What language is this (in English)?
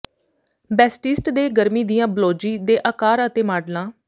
Punjabi